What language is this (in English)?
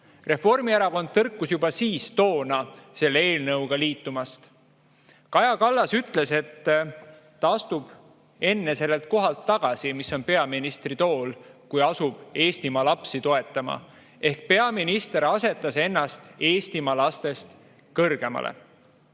Estonian